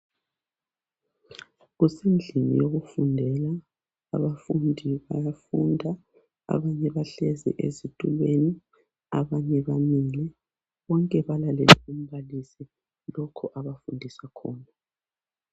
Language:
North Ndebele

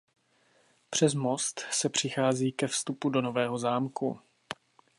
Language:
Czech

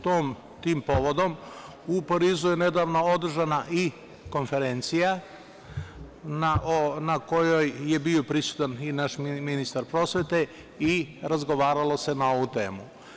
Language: Serbian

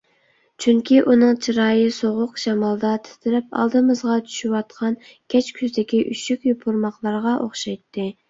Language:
Uyghur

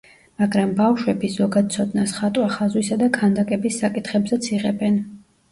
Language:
Georgian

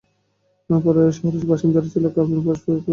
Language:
Bangla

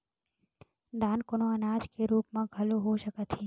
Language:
Chhattisgarhi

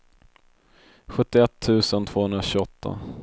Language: Swedish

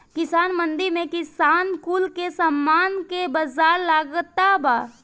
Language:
Bhojpuri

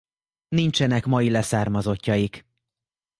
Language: Hungarian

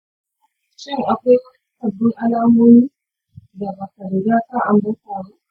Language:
Hausa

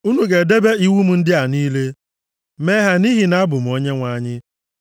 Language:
Igbo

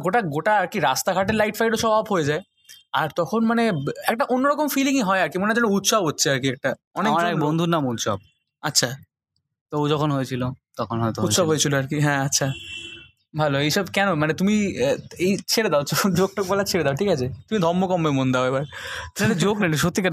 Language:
Bangla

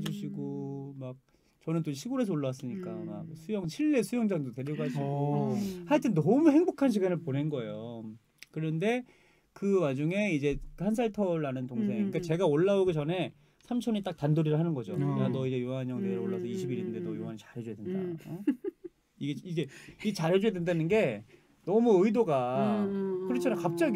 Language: Korean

